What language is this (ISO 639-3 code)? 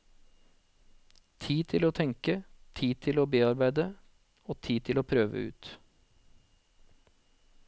nor